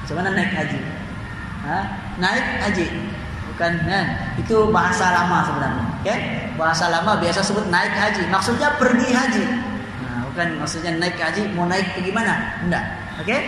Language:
Malay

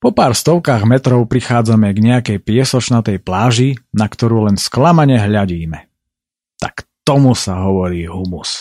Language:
Slovak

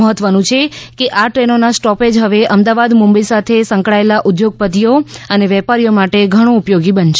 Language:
Gujarati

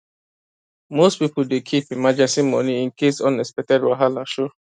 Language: Nigerian Pidgin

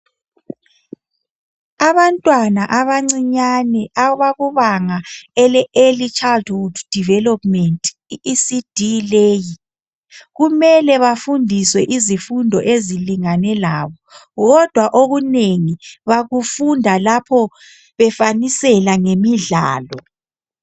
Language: North Ndebele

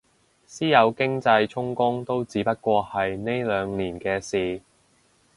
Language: Cantonese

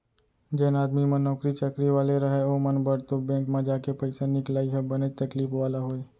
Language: Chhattisgarhi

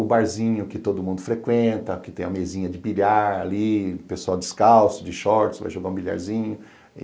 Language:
Portuguese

